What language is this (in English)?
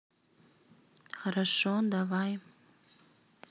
Russian